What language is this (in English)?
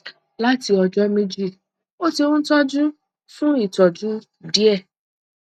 Yoruba